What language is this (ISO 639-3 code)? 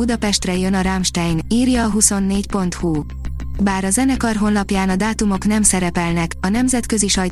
hun